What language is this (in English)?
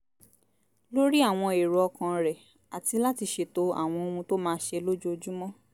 Yoruba